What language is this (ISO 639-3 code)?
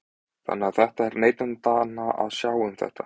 isl